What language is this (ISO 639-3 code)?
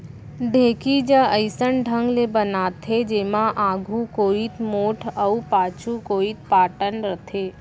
hne